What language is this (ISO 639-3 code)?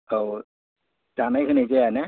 brx